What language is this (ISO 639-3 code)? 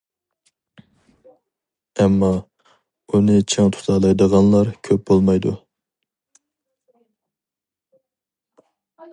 uig